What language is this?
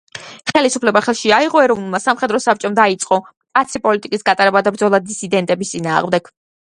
Georgian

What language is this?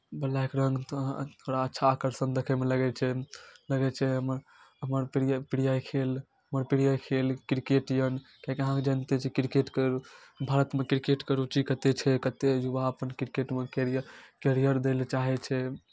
Maithili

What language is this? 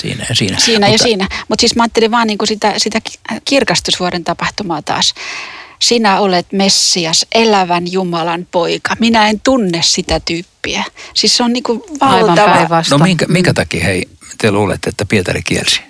Finnish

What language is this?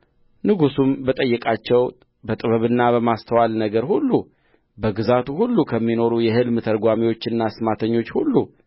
Amharic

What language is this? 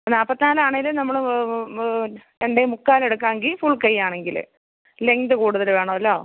Malayalam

